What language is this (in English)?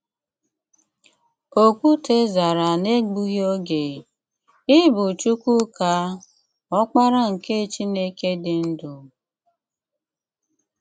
Igbo